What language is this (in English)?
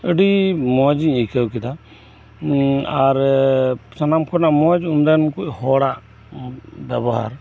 Santali